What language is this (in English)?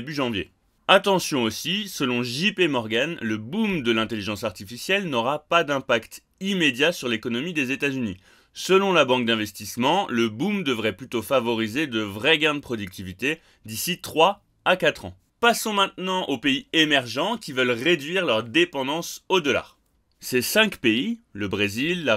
French